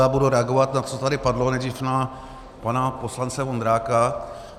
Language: Czech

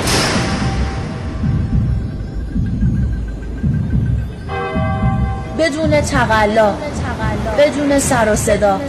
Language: Persian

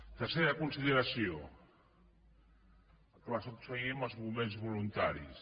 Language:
Catalan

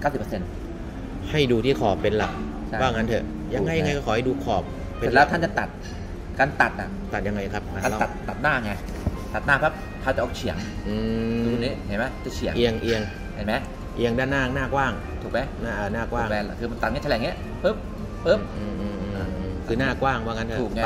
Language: Thai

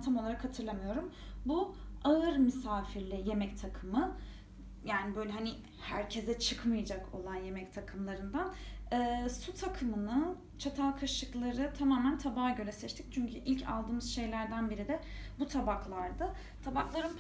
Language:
Turkish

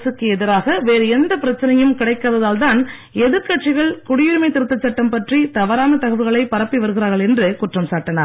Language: Tamil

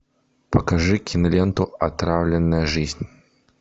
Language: Russian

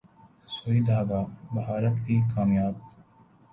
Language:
Urdu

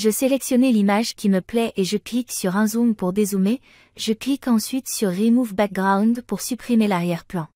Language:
French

